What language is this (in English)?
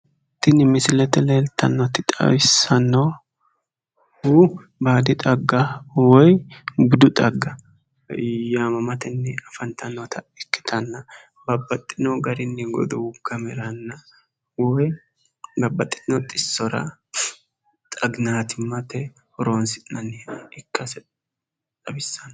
Sidamo